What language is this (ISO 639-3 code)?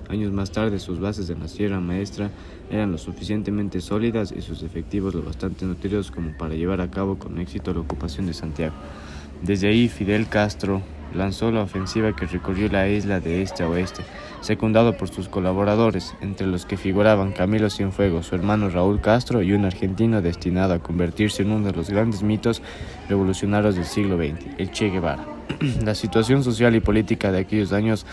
spa